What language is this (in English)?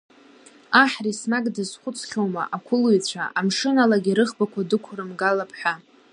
Abkhazian